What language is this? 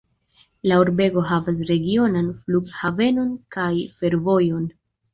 Esperanto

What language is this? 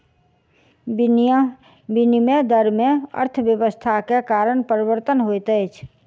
Maithili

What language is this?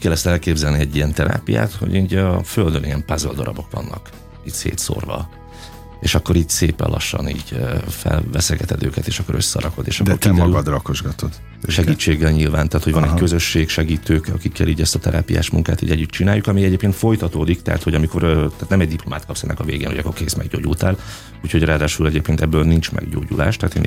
Hungarian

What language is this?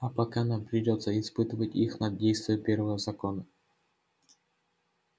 Russian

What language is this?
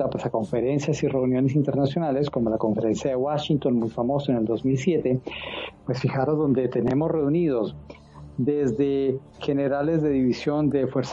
Spanish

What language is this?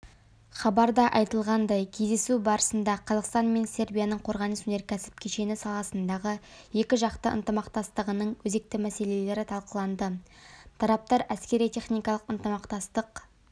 Kazakh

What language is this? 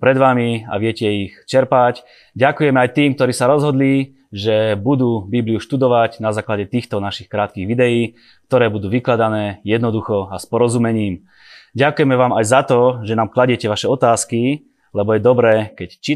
Slovak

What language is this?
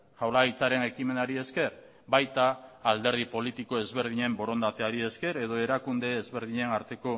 Basque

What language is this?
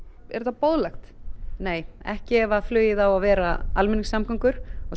Icelandic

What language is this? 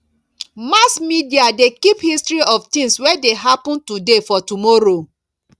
Nigerian Pidgin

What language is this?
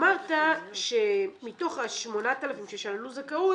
Hebrew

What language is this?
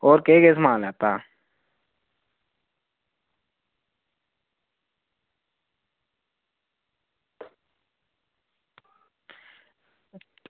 Dogri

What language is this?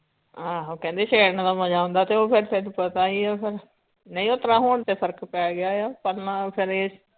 Punjabi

